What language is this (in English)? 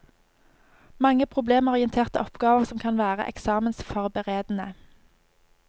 Norwegian